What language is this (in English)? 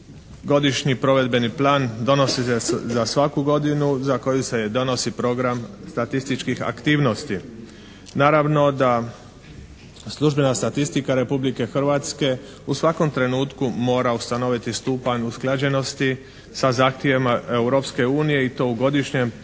Croatian